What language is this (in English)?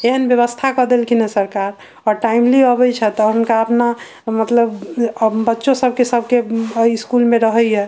Maithili